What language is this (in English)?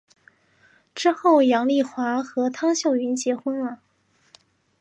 Chinese